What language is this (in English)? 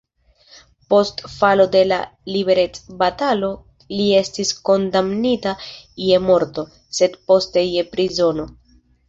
Esperanto